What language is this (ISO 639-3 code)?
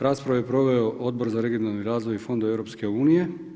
hrv